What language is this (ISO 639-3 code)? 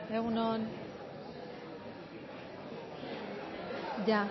eus